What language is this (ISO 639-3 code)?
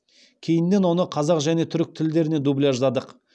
kaz